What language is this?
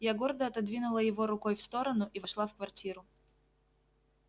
Russian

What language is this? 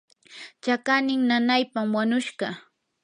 Yanahuanca Pasco Quechua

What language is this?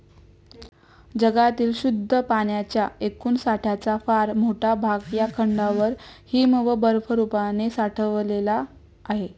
Marathi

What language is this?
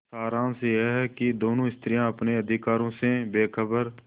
Hindi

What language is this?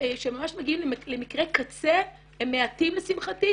Hebrew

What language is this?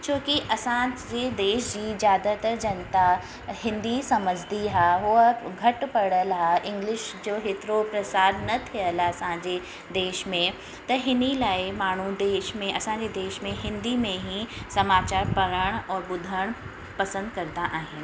Sindhi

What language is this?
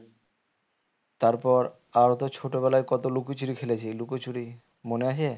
Bangla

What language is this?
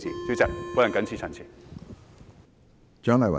Cantonese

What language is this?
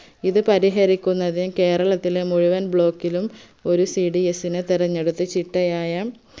Malayalam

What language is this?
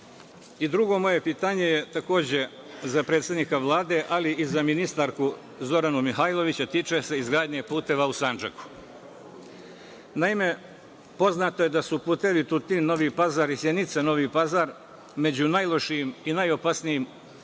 Serbian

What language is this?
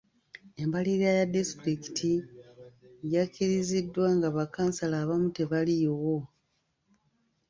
Ganda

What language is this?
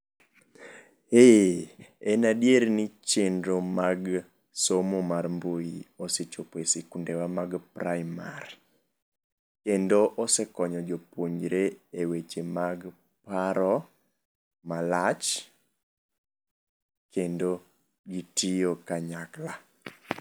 Luo (Kenya and Tanzania)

